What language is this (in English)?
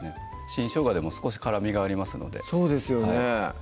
Japanese